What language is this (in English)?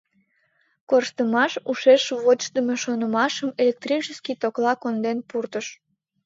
Mari